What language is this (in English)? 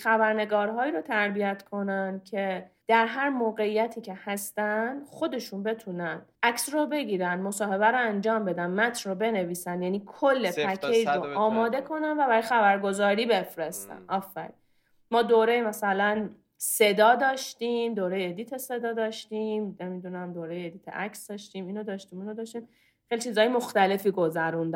Persian